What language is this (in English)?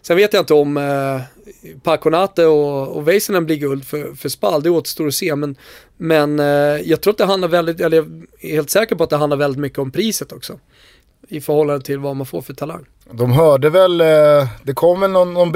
Swedish